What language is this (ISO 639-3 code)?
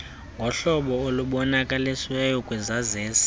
xho